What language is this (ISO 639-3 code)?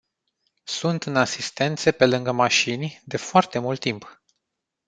ron